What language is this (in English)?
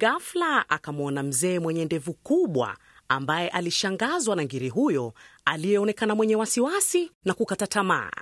Swahili